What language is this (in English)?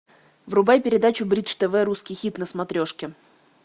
Russian